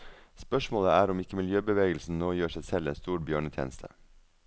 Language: Norwegian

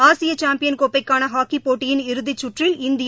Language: Tamil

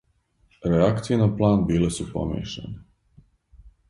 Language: Serbian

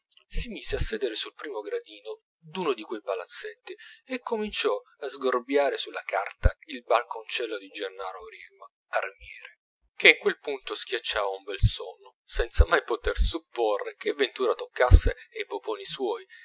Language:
Italian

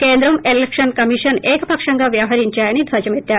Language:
Telugu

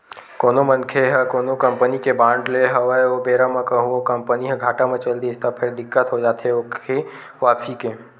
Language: Chhattisgarhi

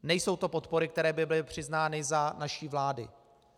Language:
Czech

